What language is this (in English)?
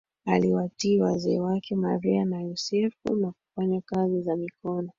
Swahili